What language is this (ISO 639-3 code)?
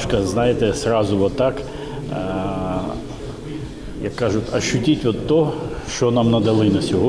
ukr